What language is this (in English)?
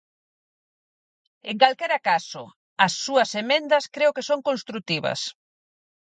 Galician